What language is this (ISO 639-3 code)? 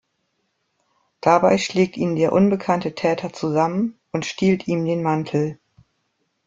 deu